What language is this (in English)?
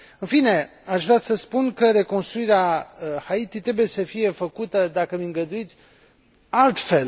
Romanian